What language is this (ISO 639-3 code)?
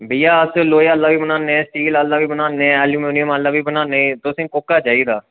doi